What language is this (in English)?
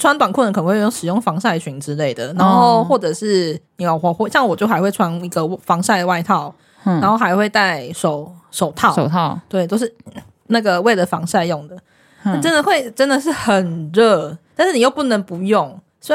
Chinese